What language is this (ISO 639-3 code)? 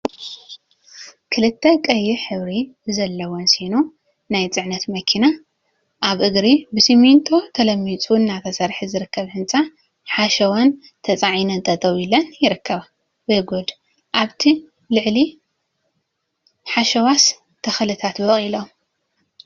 tir